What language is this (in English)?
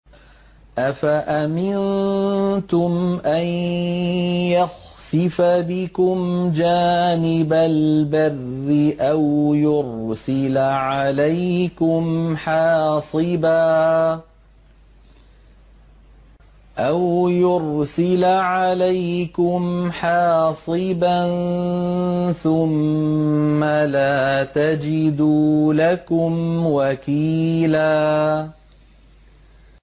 Arabic